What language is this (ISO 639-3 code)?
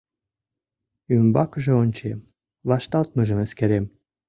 chm